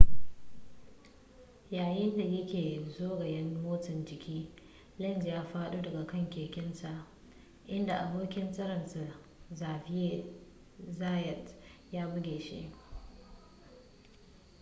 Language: Hausa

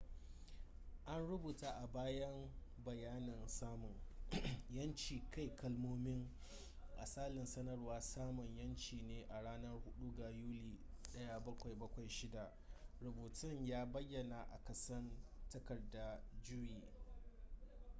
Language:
Hausa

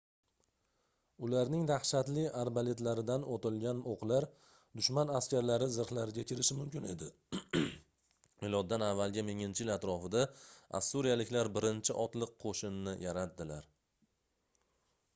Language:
Uzbek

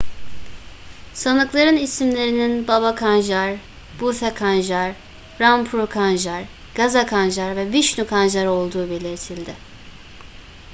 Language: Turkish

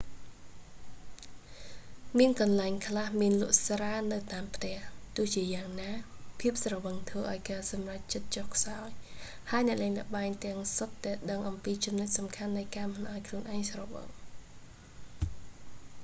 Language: Khmer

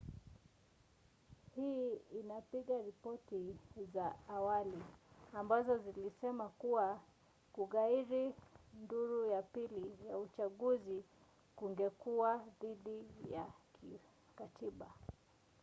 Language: Swahili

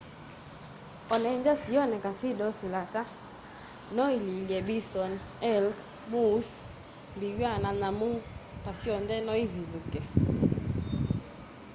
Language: Kamba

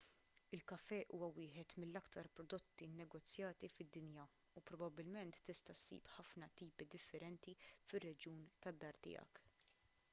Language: Maltese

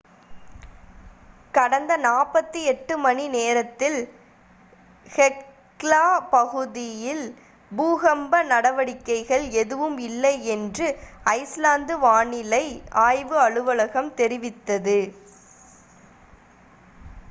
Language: Tamil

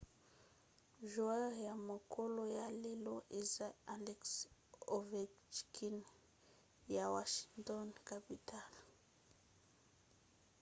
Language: Lingala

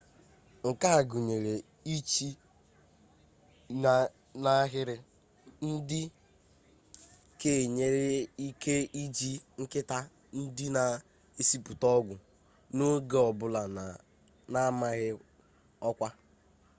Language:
Igbo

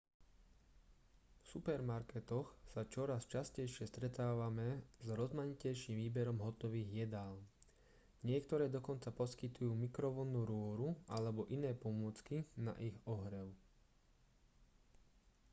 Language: Slovak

